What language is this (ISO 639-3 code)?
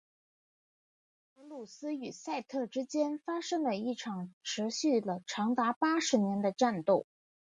zho